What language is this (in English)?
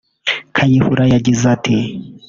Kinyarwanda